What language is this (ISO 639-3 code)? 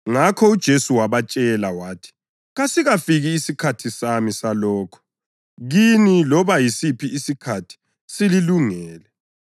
nde